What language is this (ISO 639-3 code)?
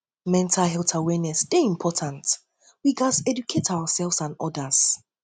pcm